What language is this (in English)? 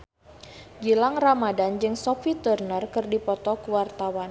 Sundanese